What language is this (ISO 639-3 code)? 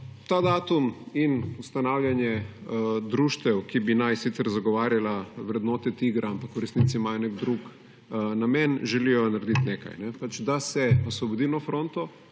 slv